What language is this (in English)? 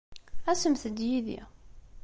Kabyle